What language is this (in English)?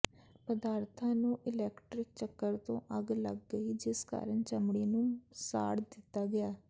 Punjabi